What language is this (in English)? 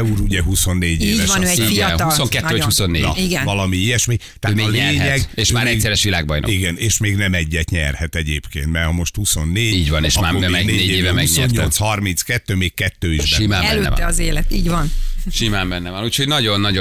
Hungarian